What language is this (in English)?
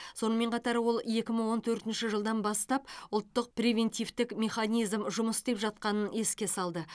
Kazakh